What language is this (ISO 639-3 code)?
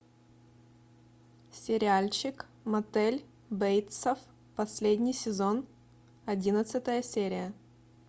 rus